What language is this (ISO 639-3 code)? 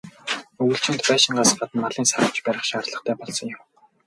mon